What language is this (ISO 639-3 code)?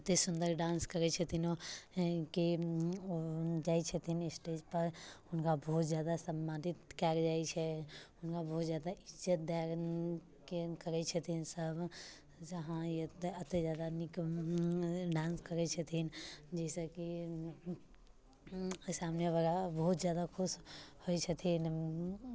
mai